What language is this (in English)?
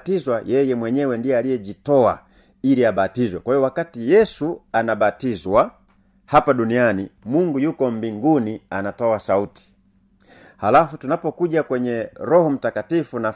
Swahili